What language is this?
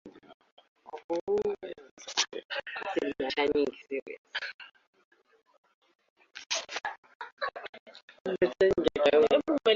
Swahili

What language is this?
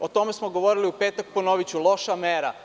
Serbian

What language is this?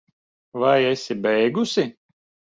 Latvian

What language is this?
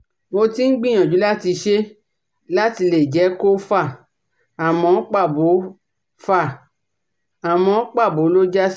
Yoruba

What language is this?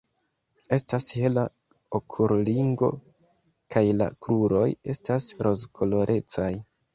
Esperanto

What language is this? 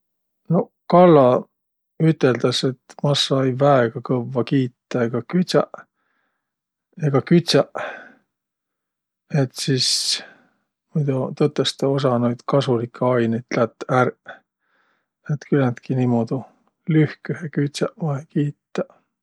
Võro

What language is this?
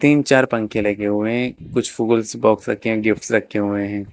Hindi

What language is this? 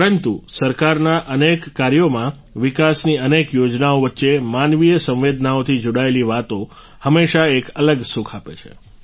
Gujarati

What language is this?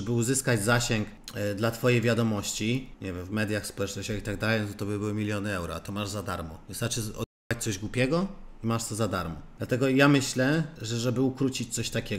Polish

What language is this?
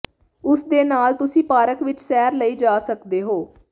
Punjabi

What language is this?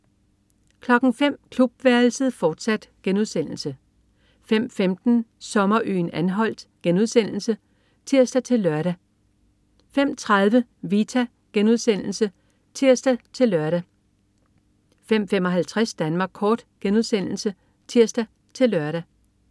Danish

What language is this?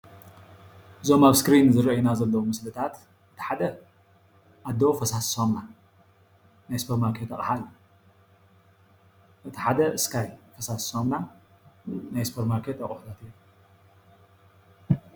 Tigrinya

